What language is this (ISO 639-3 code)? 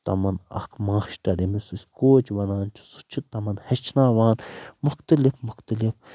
kas